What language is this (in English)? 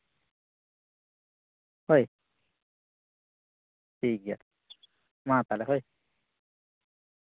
Santali